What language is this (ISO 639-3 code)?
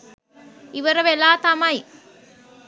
sin